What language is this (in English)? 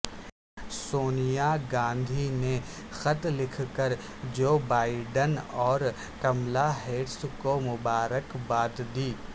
Urdu